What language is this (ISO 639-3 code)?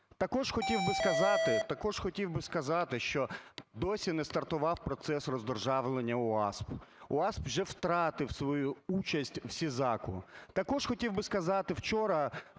ukr